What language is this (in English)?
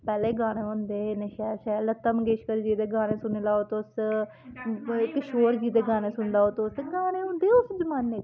Dogri